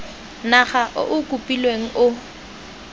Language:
Tswana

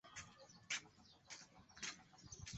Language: Chinese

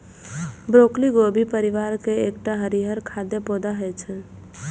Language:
Maithili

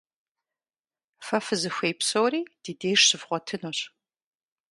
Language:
Kabardian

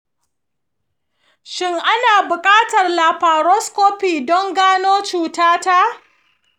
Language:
Hausa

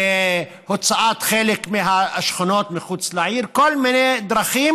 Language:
Hebrew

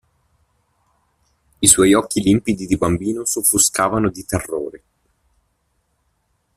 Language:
Italian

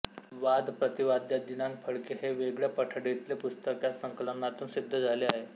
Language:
Marathi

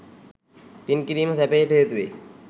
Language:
Sinhala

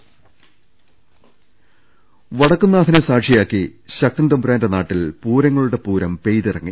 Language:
Malayalam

